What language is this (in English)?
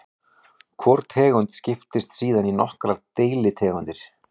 Icelandic